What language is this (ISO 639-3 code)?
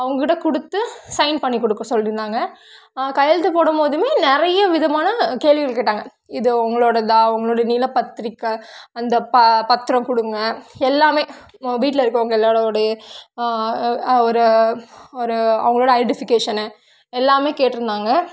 tam